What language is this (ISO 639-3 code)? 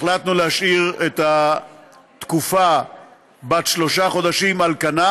heb